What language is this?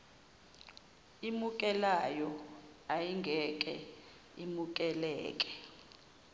Zulu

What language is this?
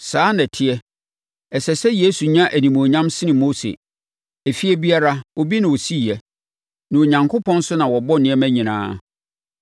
Akan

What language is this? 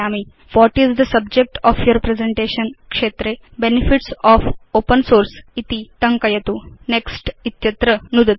Sanskrit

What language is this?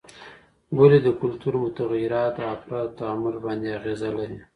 Pashto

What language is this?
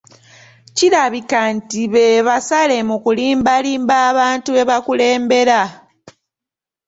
Ganda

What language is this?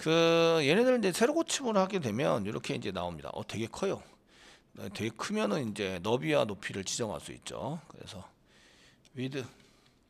Korean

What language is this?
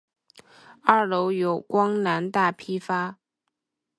Chinese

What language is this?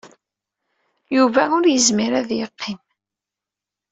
Kabyle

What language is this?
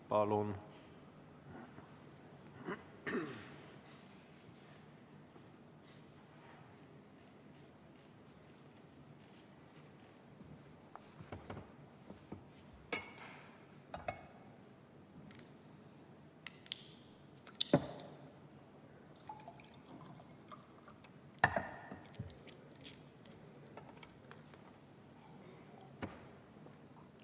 Estonian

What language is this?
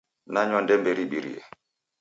Taita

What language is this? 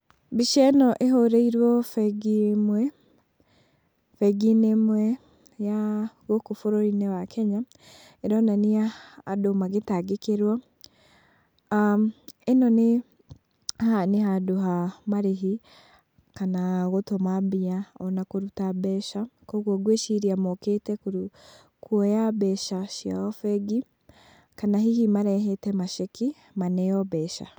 Kikuyu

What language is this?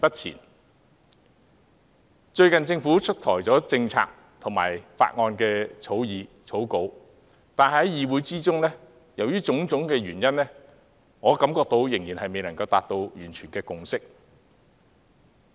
Cantonese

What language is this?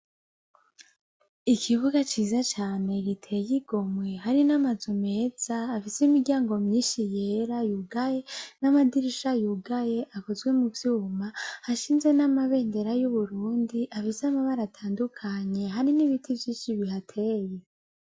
Rundi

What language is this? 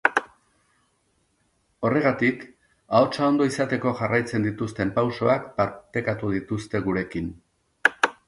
Basque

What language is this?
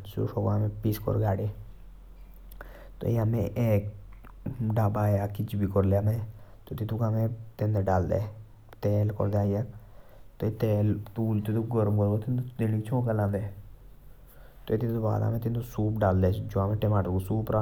Jaunsari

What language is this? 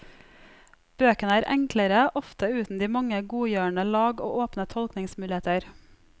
Norwegian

